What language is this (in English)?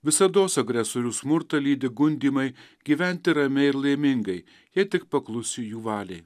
Lithuanian